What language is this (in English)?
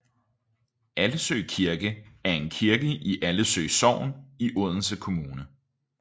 Danish